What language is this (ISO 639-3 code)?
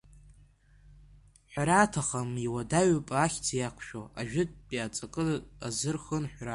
abk